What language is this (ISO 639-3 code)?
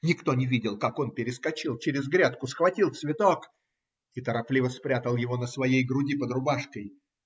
rus